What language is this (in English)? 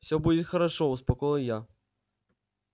Russian